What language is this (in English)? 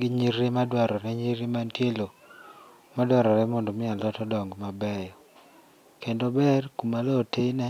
Luo (Kenya and Tanzania)